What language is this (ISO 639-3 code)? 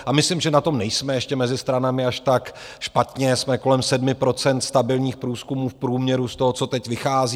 ces